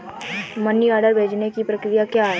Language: Hindi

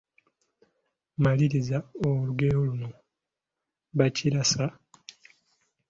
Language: Ganda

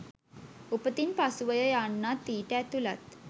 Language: Sinhala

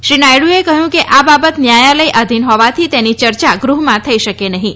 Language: Gujarati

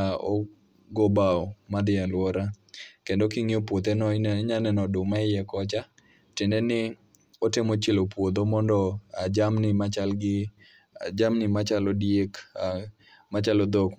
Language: Luo (Kenya and Tanzania)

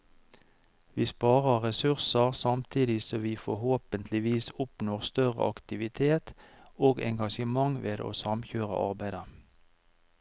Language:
Norwegian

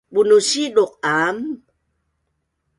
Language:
Bunun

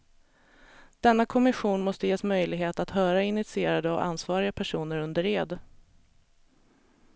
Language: Swedish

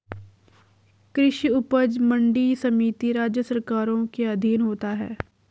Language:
Hindi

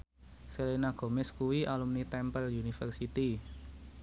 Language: Javanese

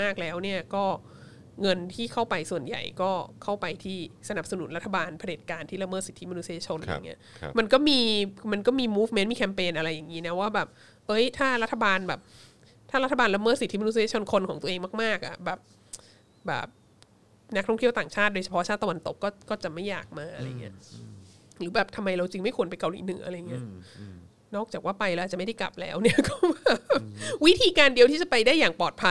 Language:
Thai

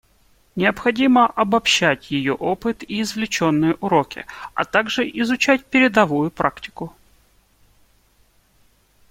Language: Russian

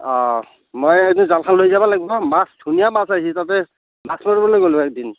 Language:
Assamese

